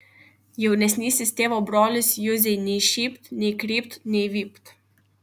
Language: Lithuanian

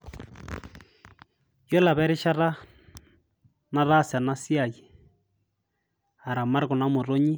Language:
Masai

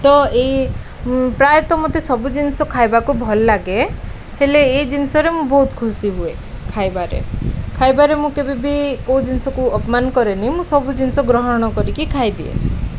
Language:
Odia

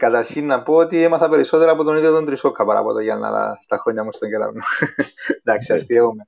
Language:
Greek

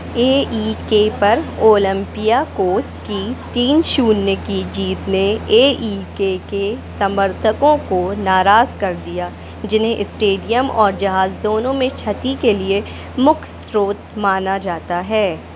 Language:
Hindi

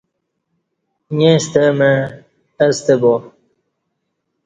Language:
Kati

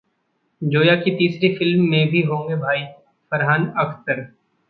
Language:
Hindi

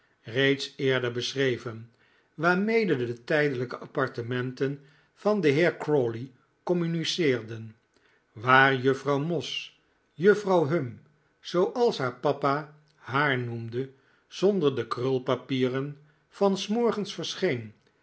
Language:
Dutch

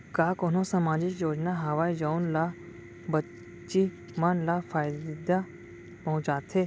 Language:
Chhattisgarhi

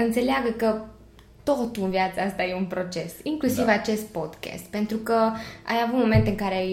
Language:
Romanian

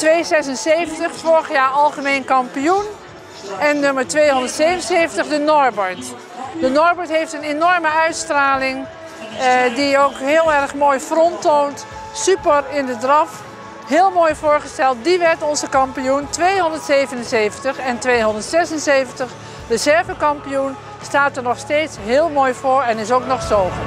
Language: Dutch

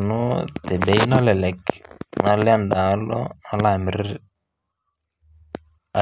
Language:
Masai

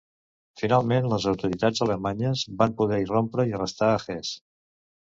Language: Catalan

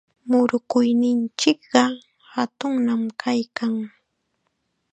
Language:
Chiquián Ancash Quechua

